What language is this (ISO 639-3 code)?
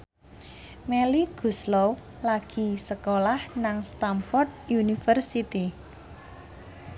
jav